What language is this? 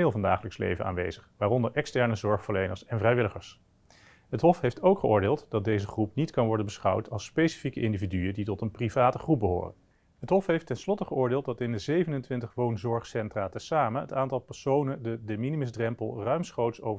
Dutch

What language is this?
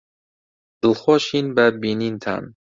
Central Kurdish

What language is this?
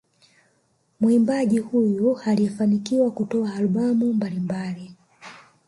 Swahili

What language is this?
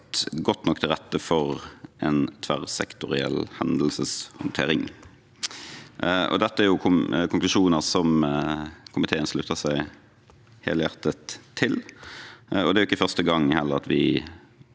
Norwegian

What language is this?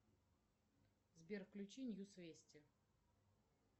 Russian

